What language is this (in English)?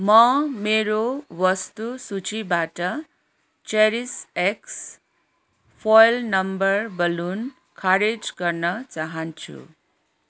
Nepali